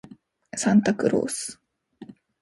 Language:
Japanese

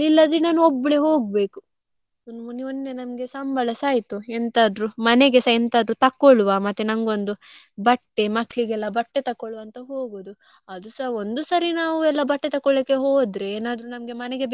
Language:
Kannada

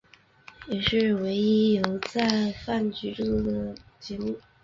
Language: Chinese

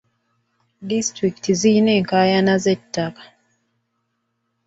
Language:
Ganda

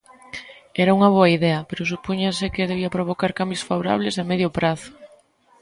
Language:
Galician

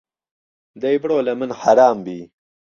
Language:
Central Kurdish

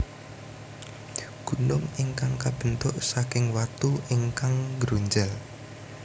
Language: Javanese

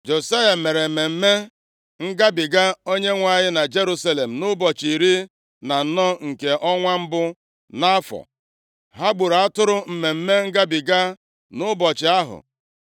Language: Igbo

